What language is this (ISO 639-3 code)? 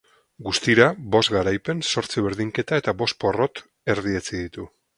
eus